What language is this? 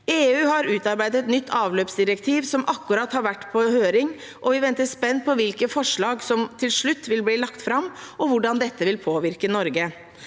Norwegian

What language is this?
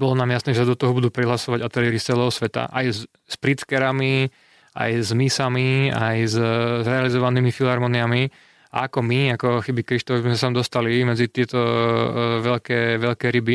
Slovak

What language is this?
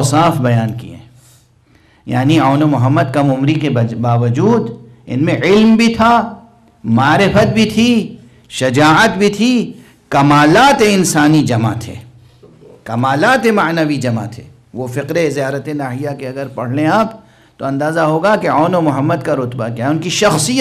Hindi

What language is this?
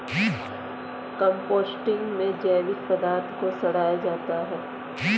Hindi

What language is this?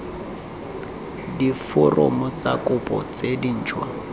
Tswana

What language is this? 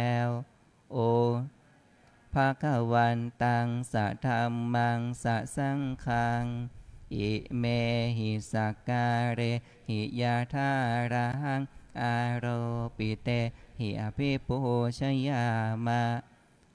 Thai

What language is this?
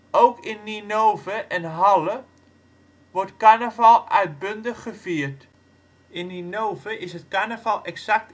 Dutch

